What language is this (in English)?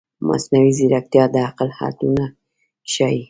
Pashto